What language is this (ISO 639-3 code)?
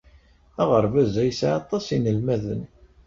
kab